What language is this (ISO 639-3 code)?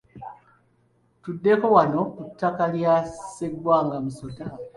lug